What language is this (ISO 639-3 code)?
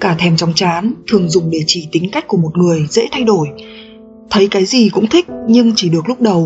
vie